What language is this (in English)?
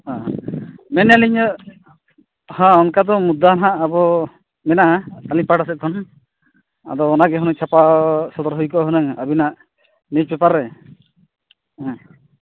Santali